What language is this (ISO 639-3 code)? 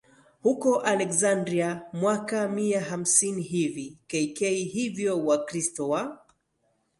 swa